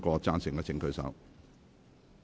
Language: Cantonese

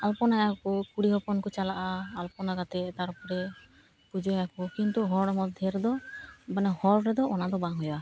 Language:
Santali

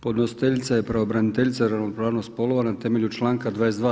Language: Croatian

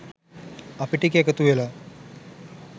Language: Sinhala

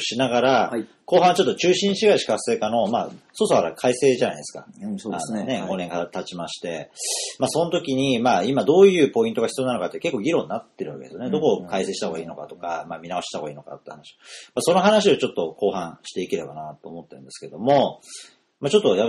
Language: Japanese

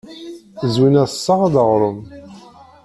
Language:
Kabyle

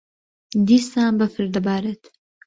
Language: Central Kurdish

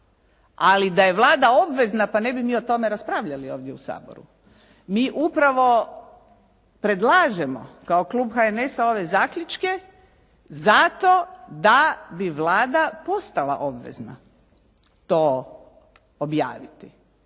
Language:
Croatian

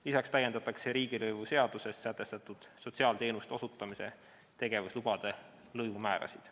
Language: Estonian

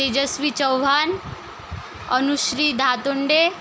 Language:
Marathi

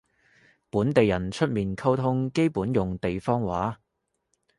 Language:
Cantonese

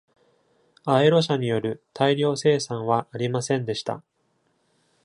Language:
Japanese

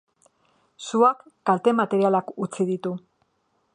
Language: Basque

